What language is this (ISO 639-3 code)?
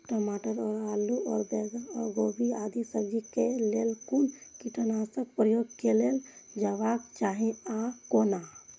mai